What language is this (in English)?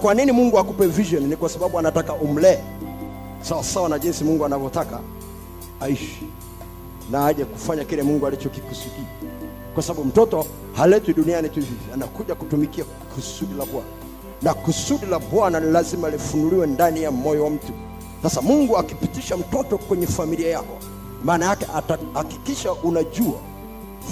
Swahili